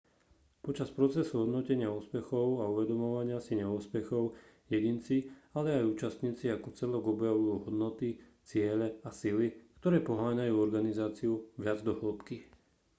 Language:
Slovak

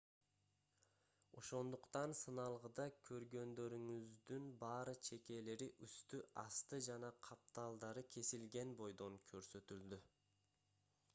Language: Kyrgyz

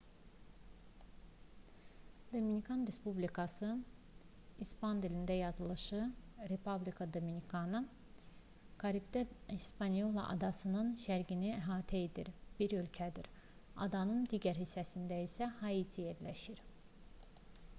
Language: Azerbaijani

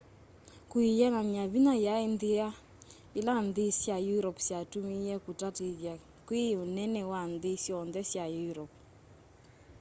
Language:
Kamba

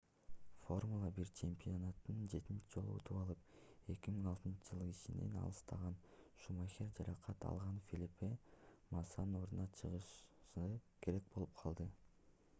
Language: Kyrgyz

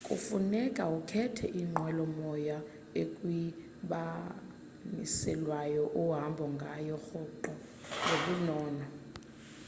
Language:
Xhosa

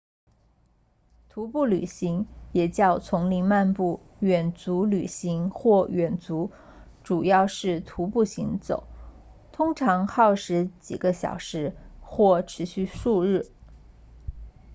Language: Chinese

